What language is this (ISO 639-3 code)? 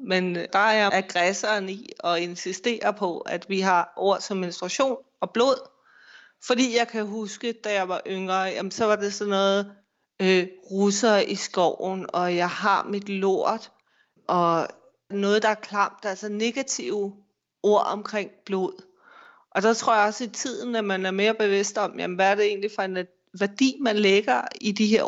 dan